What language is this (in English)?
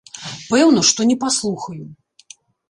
Belarusian